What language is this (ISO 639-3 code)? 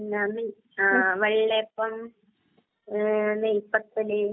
mal